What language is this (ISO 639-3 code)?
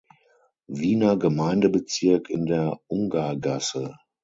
deu